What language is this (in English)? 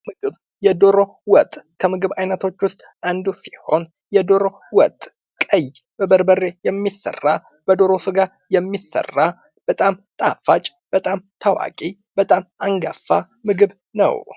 Amharic